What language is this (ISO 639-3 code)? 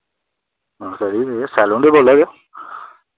doi